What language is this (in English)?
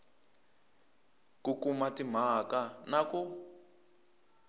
Tsonga